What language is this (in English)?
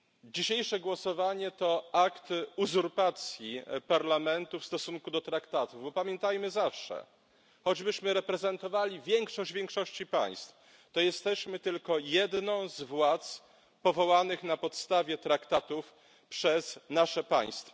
Polish